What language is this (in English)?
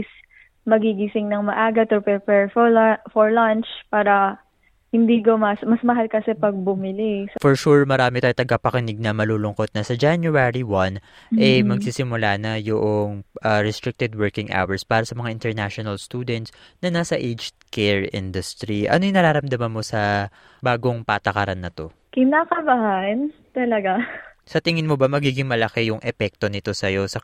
Filipino